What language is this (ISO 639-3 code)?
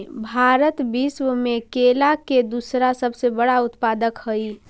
mag